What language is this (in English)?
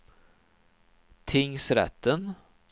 Swedish